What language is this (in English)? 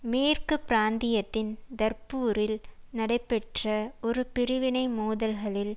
Tamil